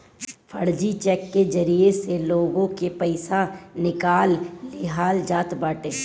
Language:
Bhojpuri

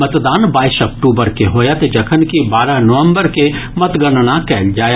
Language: Maithili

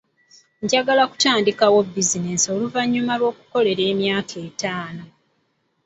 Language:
Ganda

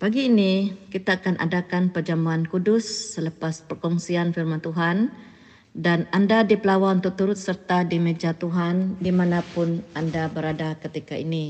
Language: Malay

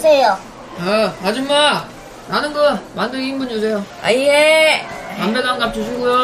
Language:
Korean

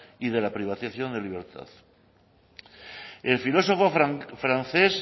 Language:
Spanish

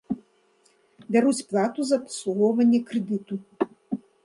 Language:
Belarusian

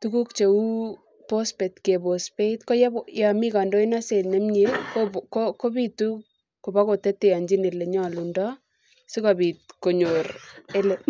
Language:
Kalenjin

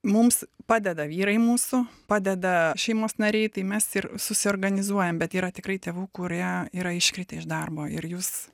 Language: Lithuanian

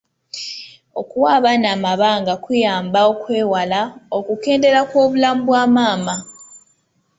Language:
Ganda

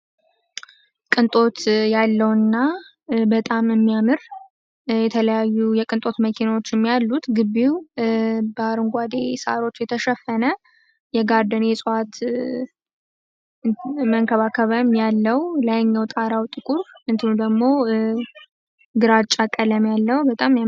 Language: Amharic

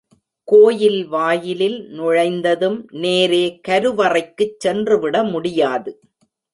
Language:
Tamil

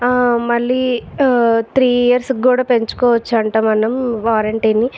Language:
Telugu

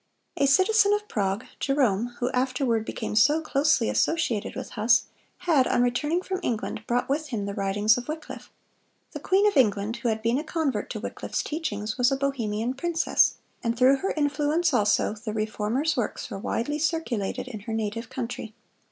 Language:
English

